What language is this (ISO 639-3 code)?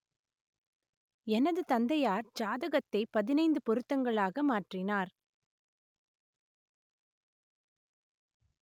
tam